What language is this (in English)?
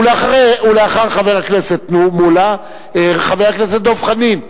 Hebrew